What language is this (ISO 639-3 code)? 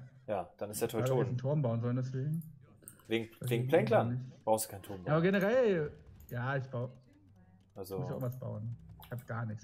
deu